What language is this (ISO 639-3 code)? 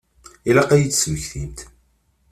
kab